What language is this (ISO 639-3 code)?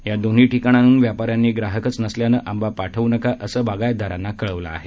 mar